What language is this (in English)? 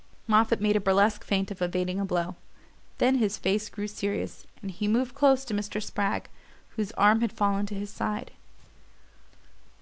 English